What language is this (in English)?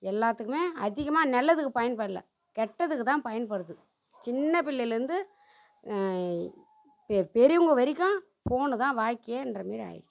Tamil